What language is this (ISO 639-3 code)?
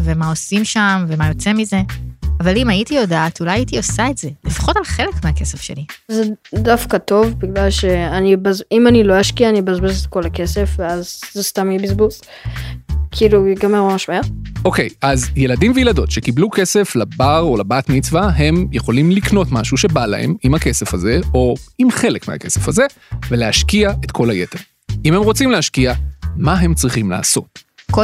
heb